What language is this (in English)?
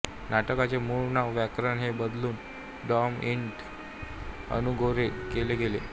Marathi